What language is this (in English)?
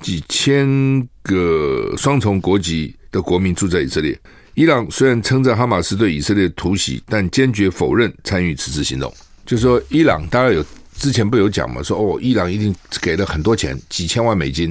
Chinese